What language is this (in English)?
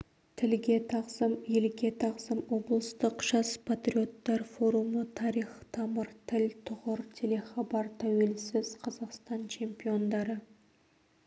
Kazakh